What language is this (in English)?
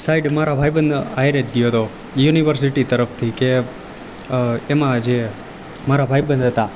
Gujarati